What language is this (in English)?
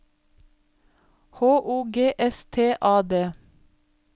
Norwegian